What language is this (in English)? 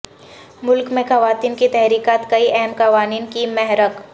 Urdu